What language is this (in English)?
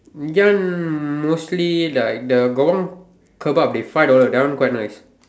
English